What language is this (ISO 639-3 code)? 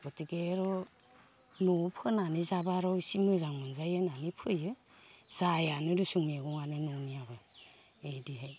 brx